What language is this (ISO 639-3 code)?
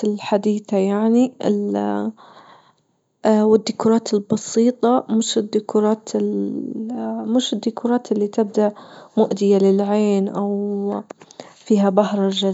ayl